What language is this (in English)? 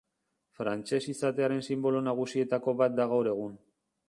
Basque